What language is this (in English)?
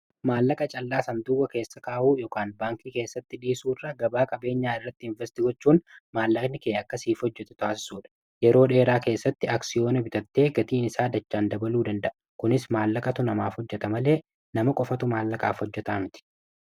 Oromo